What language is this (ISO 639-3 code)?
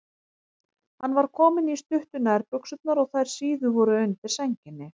isl